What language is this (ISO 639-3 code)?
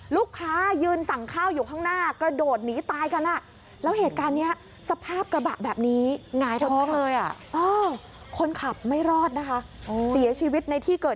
tha